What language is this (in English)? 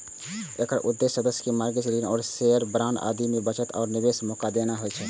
Maithili